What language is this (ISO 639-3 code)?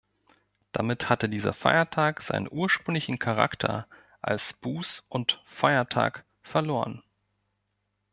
deu